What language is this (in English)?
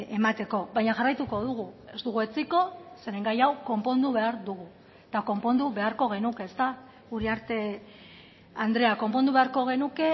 Basque